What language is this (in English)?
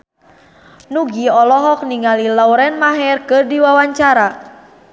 Sundanese